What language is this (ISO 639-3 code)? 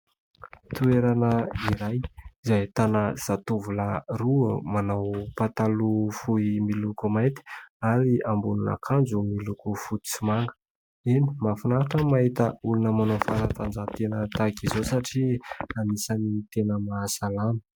mlg